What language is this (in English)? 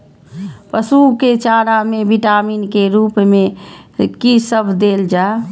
Maithili